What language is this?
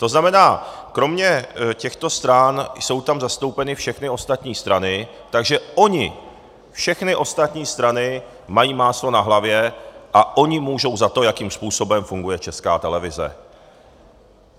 Czech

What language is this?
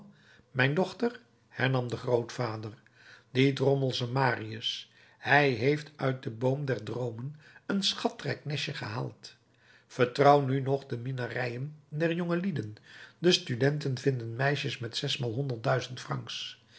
Dutch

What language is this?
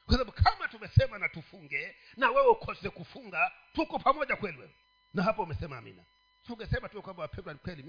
Swahili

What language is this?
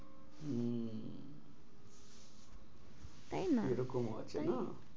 Bangla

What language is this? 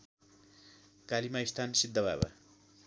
Nepali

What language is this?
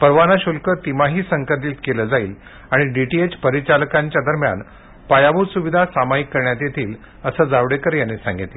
Marathi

